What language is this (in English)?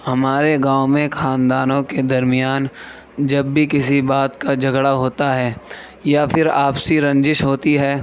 Urdu